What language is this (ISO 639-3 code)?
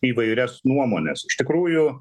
lit